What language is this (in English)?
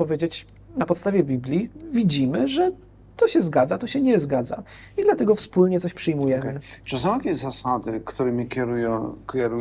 Polish